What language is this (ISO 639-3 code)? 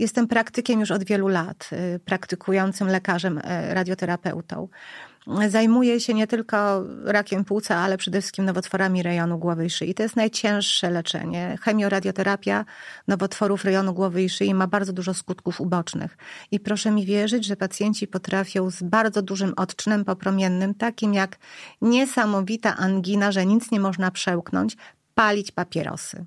pol